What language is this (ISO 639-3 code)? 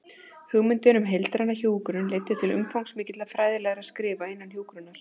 isl